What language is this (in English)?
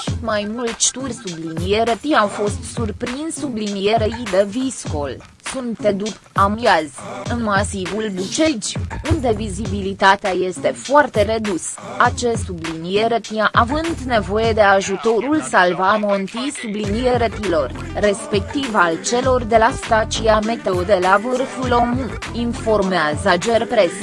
Romanian